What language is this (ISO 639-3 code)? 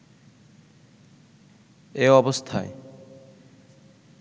ben